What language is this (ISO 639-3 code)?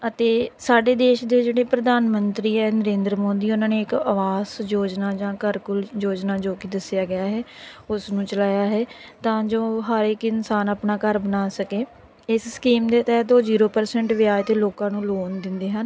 pan